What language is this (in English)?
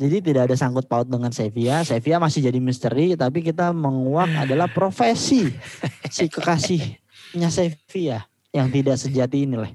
Indonesian